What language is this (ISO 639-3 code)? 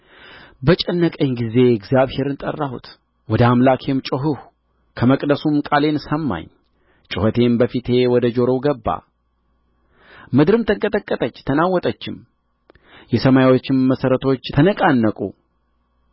amh